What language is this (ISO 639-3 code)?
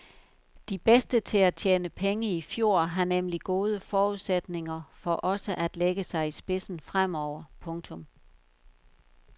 dan